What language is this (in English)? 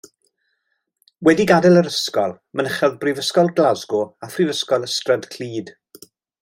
Welsh